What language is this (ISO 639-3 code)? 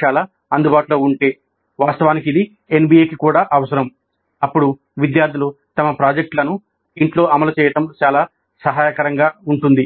tel